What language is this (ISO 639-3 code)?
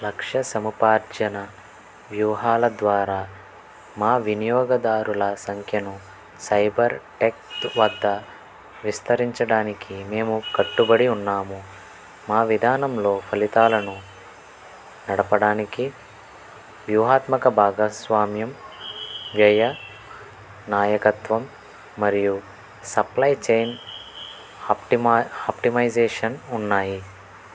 tel